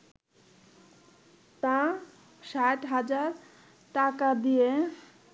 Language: Bangla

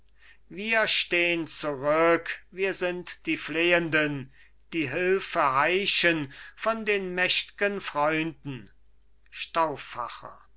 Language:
German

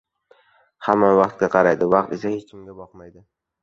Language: Uzbek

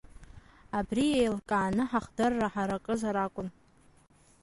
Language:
Abkhazian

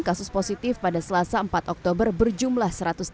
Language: Indonesian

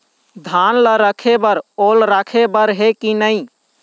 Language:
Chhattisgarhi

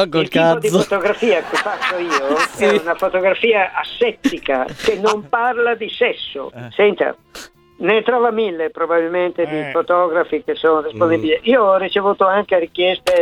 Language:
Italian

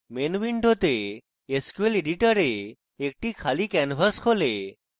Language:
Bangla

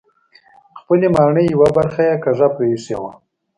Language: Pashto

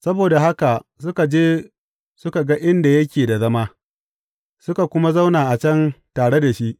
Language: Hausa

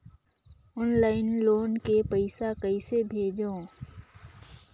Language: Chhattisgarhi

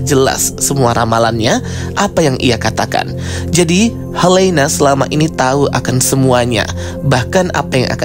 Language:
Indonesian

